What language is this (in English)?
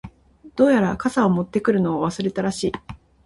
Japanese